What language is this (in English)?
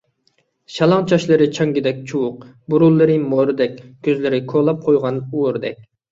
Uyghur